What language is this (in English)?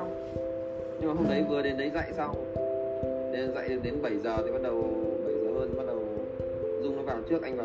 Vietnamese